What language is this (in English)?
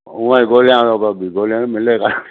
Sindhi